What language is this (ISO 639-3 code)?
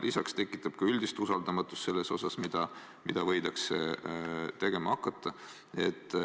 est